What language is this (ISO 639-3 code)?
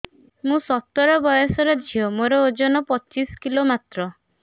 ori